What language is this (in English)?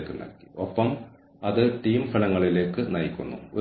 Malayalam